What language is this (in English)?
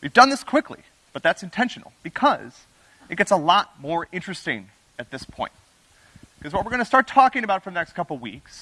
English